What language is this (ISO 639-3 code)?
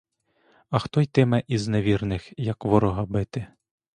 ukr